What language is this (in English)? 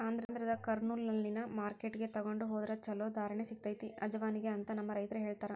Kannada